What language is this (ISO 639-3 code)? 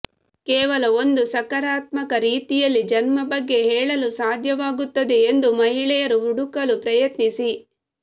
kan